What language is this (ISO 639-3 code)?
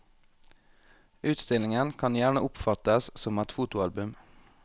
nor